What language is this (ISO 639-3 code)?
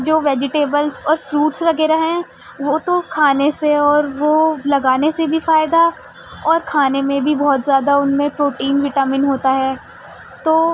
urd